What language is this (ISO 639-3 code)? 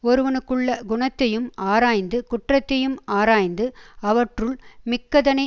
tam